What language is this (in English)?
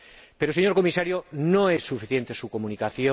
Spanish